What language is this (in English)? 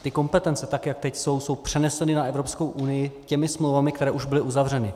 Czech